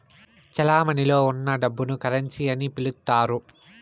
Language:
Telugu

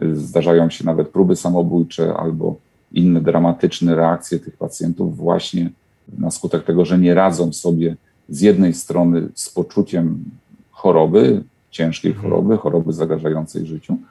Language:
Polish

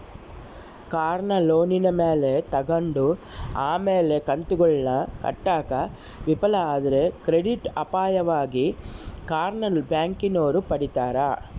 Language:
Kannada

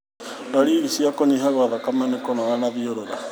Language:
Kikuyu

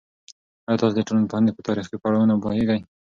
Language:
Pashto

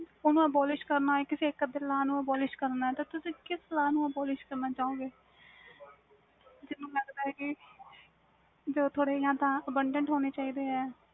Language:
Punjabi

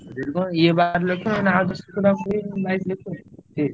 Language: Odia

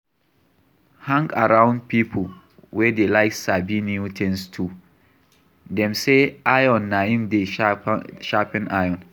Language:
Nigerian Pidgin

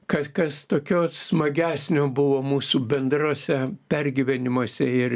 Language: Lithuanian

